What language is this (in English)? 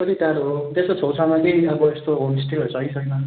Nepali